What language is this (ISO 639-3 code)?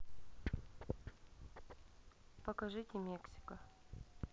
rus